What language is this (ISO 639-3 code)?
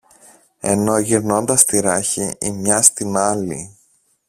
ell